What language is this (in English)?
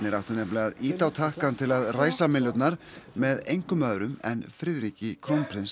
Icelandic